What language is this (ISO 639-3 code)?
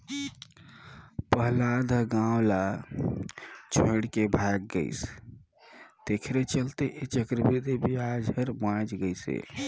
hne